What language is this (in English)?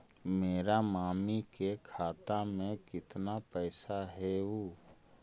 Magahi